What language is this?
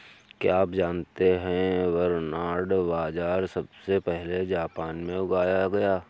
Hindi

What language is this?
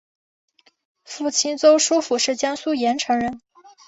Chinese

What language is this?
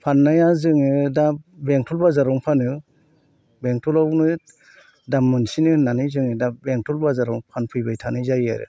Bodo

